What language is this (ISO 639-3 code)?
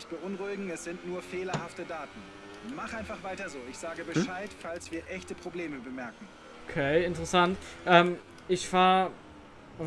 deu